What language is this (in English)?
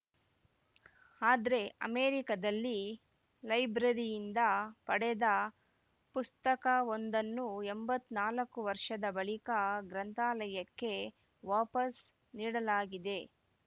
Kannada